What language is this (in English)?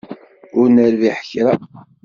Kabyle